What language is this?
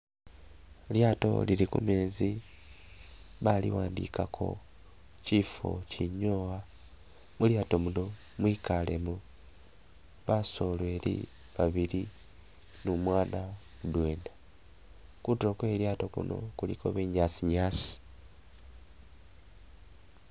Masaaba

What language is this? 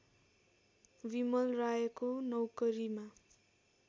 Nepali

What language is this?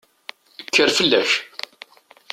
Kabyle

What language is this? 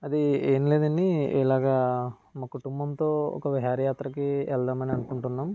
Telugu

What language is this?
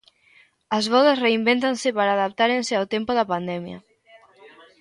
Galician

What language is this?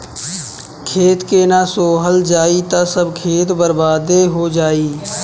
Bhojpuri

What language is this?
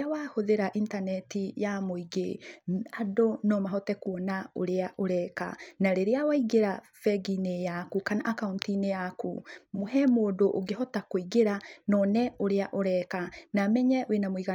Kikuyu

